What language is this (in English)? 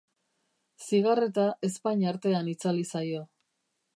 Basque